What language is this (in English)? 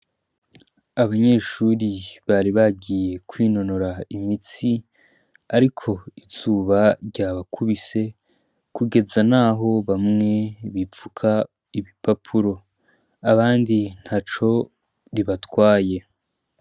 Rundi